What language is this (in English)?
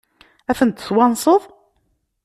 Kabyle